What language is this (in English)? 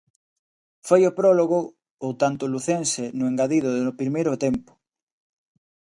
Galician